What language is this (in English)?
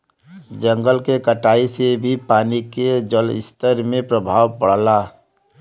Bhojpuri